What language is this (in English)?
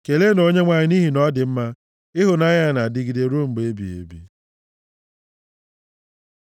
Igbo